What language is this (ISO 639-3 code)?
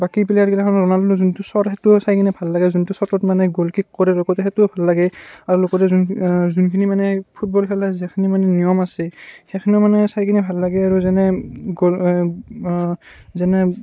asm